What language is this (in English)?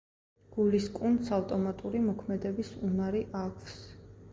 Georgian